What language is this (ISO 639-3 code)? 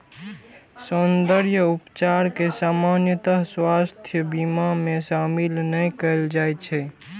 mai